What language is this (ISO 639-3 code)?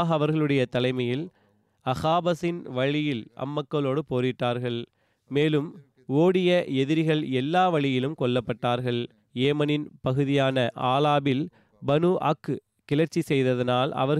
tam